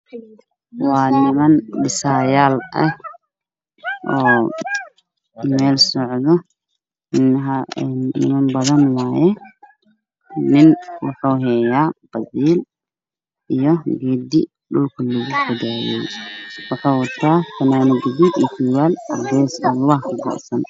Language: Somali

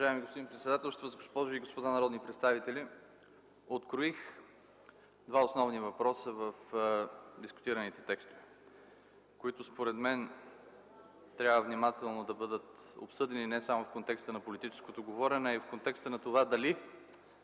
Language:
Bulgarian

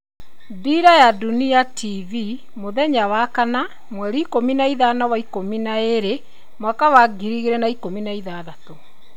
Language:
Kikuyu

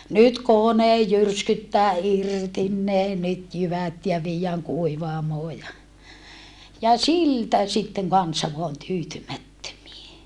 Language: Finnish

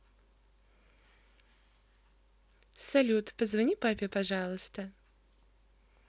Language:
Russian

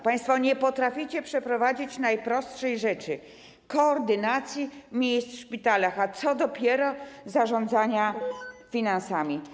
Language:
Polish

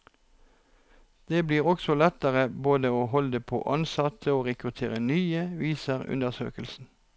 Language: Norwegian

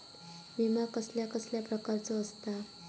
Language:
Marathi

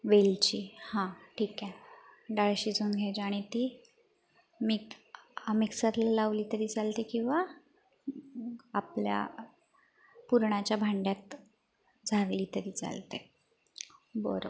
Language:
Marathi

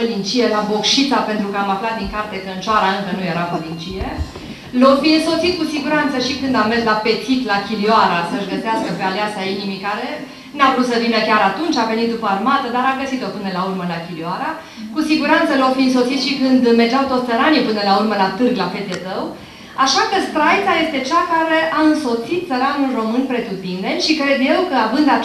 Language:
Romanian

